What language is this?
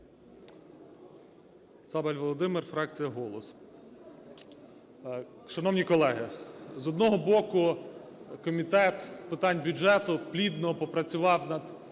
Ukrainian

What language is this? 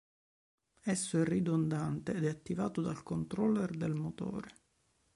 Italian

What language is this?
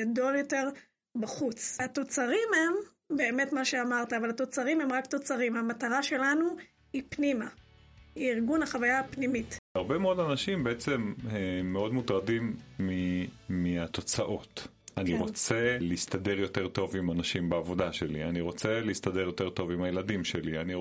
Hebrew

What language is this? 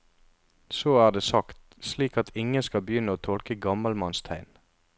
Norwegian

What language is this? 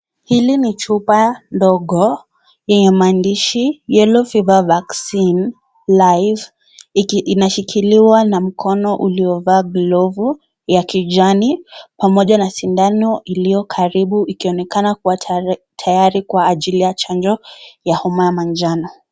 Swahili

